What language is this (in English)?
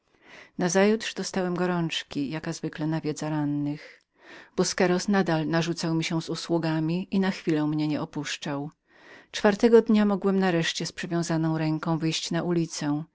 Polish